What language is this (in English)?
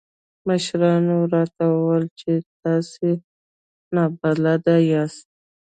Pashto